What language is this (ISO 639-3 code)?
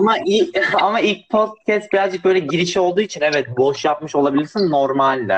tur